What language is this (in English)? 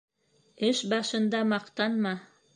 Bashkir